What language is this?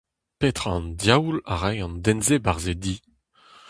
Breton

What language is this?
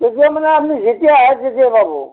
Assamese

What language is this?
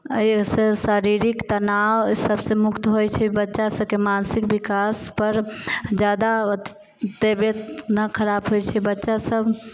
Maithili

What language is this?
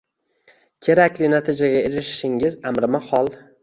Uzbek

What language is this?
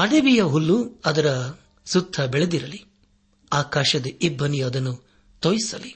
Kannada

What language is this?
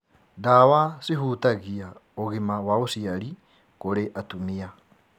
Kikuyu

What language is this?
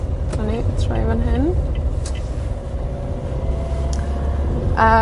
Welsh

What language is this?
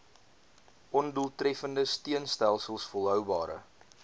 Afrikaans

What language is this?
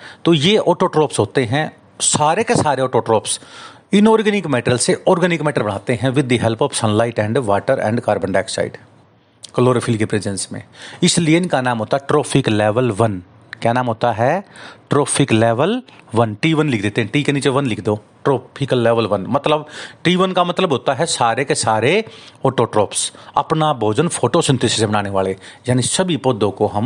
Hindi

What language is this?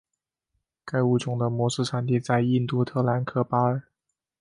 Chinese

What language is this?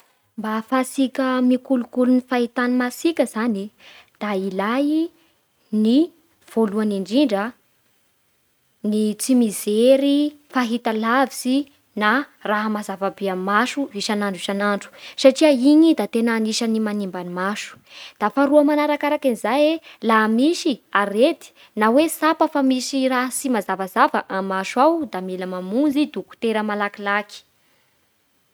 Bara Malagasy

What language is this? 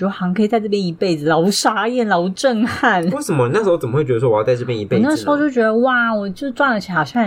Chinese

